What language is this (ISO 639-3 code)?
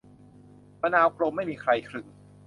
tha